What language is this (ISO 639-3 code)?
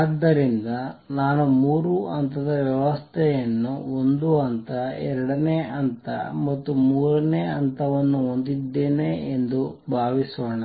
kan